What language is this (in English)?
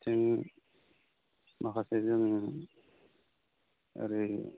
Bodo